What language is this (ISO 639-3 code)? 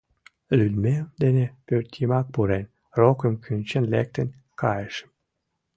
chm